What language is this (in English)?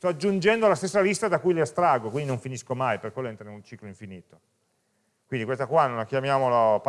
Italian